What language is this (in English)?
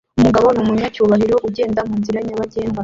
Kinyarwanda